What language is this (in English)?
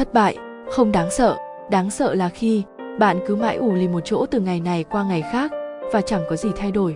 Vietnamese